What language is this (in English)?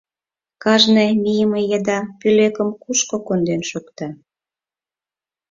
Mari